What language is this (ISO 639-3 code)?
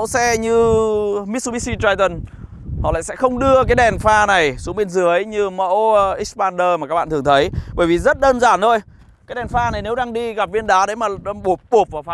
vie